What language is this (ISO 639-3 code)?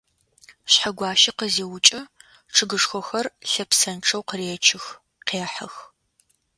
ady